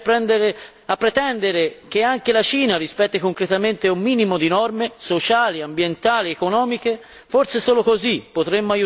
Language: Italian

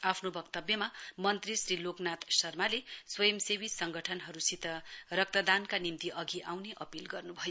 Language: Nepali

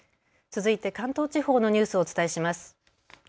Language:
Japanese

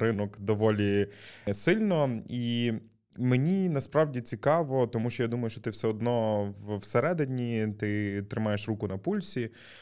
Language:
Ukrainian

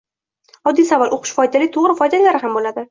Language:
Uzbek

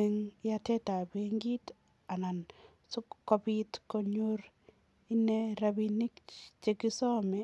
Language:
Kalenjin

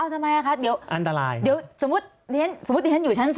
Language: Thai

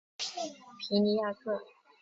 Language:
Chinese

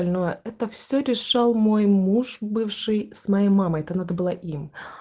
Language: Russian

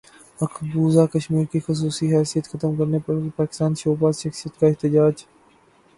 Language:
Urdu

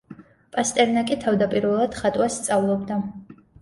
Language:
Georgian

